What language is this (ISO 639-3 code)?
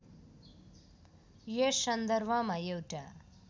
nep